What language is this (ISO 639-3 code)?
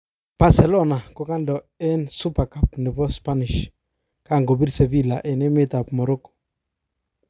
kln